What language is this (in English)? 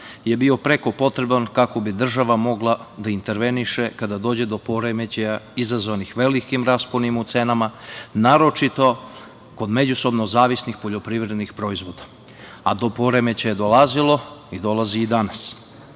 Serbian